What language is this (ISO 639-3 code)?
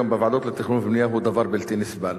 heb